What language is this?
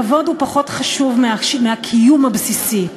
Hebrew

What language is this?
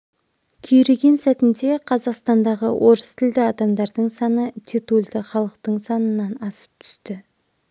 Kazakh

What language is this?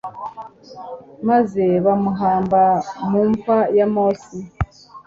Kinyarwanda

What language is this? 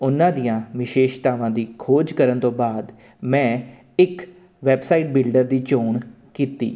Punjabi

